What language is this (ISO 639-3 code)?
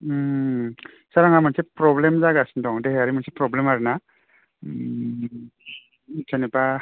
brx